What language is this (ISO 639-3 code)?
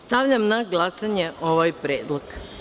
srp